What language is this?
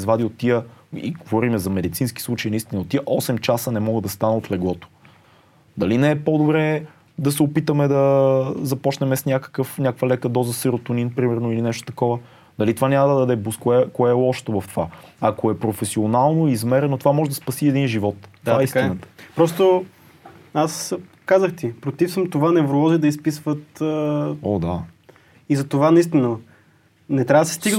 Bulgarian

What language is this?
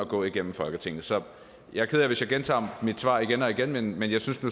Danish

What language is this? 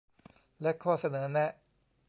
Thai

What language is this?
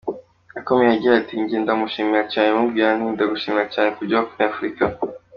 Kinyarwanda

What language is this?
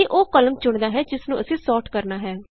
Punjabi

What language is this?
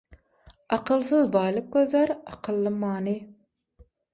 Turkmen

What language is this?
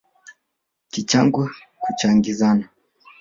Swahili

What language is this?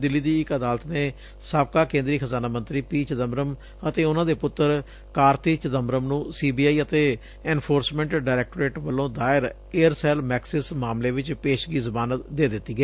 Punjabi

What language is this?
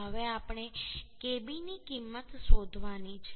Gujarati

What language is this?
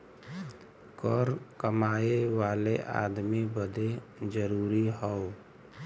Bhojpuri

